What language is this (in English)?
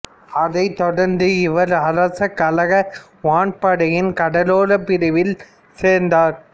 Tamil